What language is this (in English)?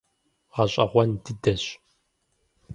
Kabardian